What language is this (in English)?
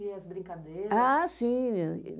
Portuguese